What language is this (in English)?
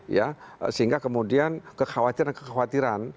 Indonesian